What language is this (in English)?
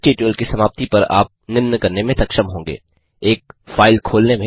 Hindi